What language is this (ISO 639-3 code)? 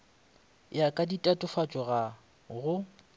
nso